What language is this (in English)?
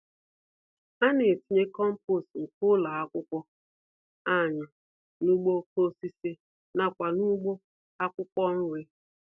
Igbo